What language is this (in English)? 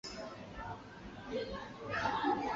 Chinese